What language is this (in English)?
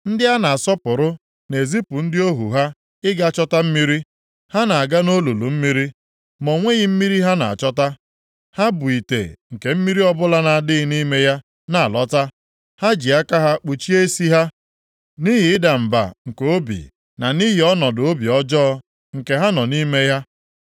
Igbo